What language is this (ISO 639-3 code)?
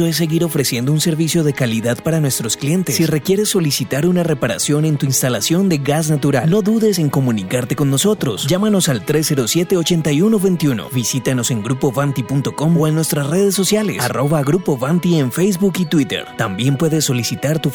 spa